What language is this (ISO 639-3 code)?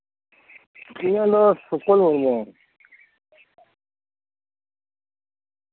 sat